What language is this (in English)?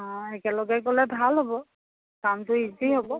Assamese